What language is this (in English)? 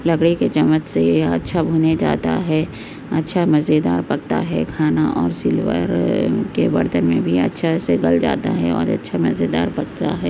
Urdu